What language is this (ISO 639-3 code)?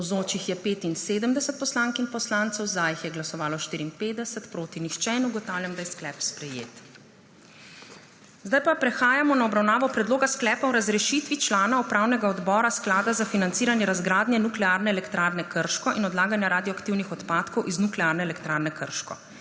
slv